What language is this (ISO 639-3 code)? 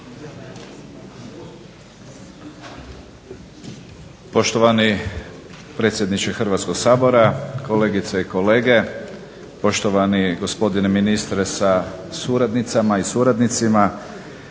hrv